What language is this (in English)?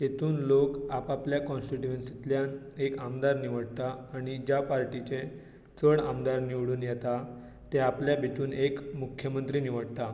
Konkani